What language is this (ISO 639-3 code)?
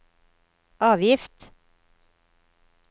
nor